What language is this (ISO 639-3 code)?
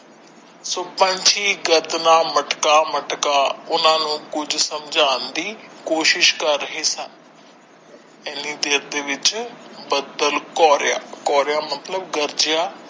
pan